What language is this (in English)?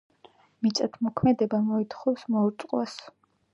Georgian